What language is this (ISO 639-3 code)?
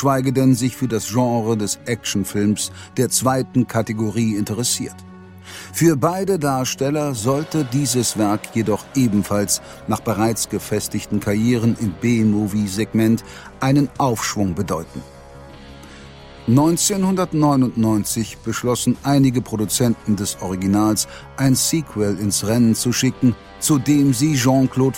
deu